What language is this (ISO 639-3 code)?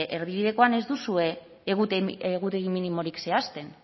eus